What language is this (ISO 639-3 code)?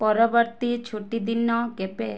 ori